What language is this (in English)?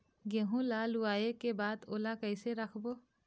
Chhattisgarhi